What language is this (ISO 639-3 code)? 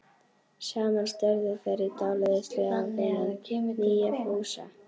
isl